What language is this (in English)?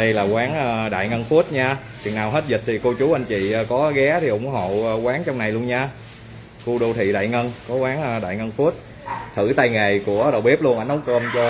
Vietnamese